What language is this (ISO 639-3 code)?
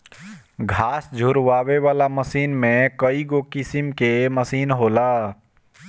bho